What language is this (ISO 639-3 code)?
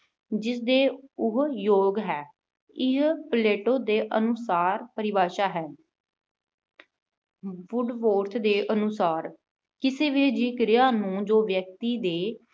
pan